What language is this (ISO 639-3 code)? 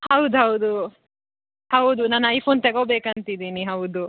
kan